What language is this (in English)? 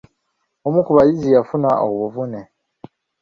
Ganda